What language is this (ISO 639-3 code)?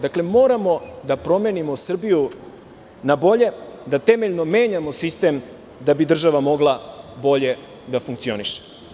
srp